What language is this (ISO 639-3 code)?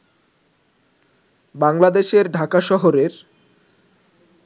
ben